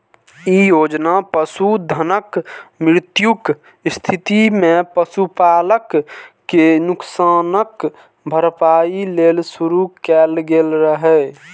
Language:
Maithili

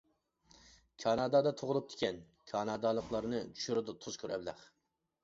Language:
Uyghur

